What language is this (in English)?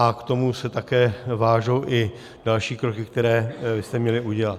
Czech